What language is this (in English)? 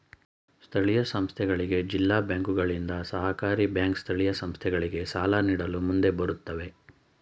Kannada